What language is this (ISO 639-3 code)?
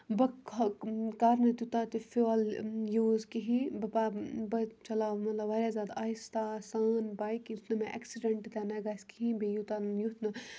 kas